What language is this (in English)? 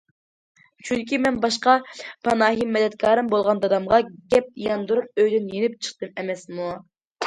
Uyghur